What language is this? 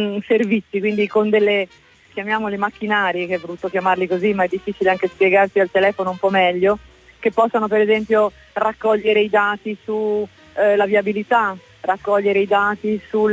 Italian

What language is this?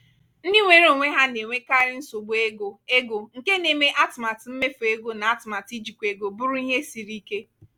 Igbo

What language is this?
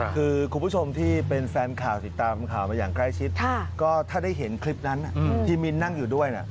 Thai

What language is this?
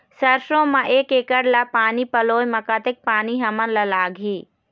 Chhattisgarhi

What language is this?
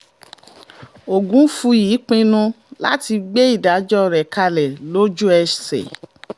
Yoruba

